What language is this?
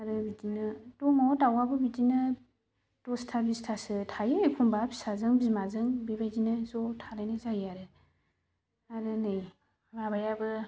Bodo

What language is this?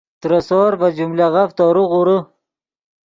Yidgha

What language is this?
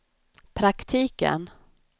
Swedish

